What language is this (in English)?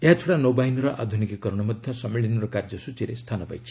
Odia